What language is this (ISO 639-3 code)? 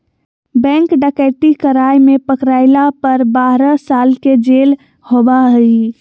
mag